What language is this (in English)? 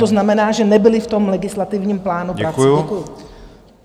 Czech